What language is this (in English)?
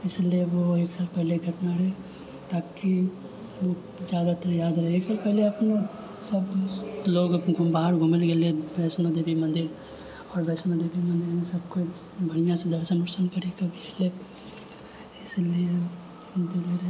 Maithili